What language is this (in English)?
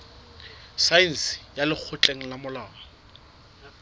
Southern Sotho